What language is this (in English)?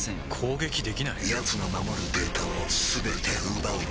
Japanese